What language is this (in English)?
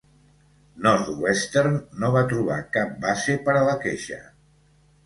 Catalan